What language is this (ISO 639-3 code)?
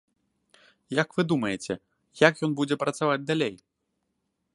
bel